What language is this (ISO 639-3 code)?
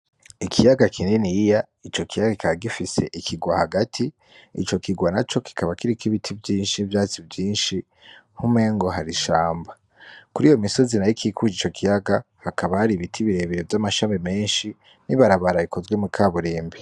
run